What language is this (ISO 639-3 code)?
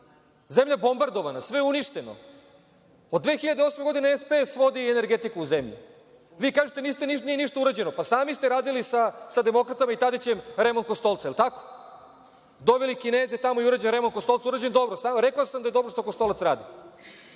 srp